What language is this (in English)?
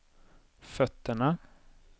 Swedish